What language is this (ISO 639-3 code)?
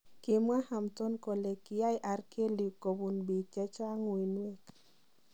kln